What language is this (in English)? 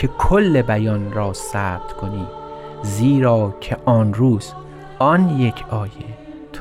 Persian